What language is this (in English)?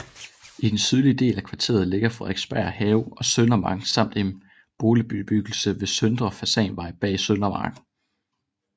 Danish